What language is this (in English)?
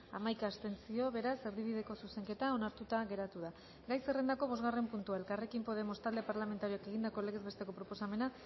Basque